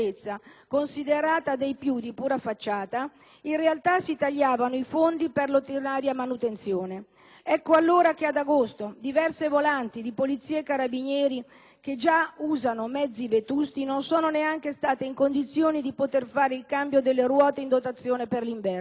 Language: Italian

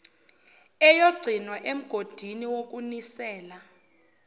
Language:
Zulu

